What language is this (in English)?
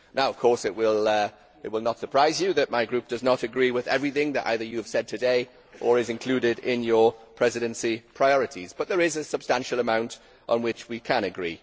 English